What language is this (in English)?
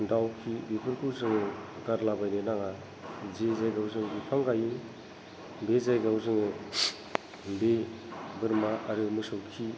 Bodo